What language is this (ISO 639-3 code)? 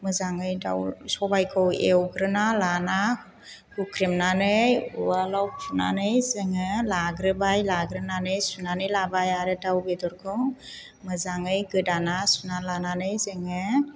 brx